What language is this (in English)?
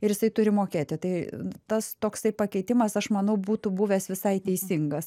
Lithuanian